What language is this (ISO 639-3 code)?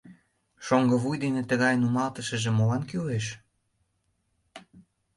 chm